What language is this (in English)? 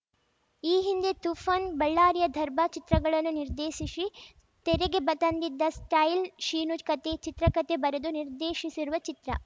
Kannada